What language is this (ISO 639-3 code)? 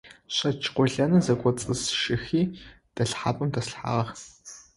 ady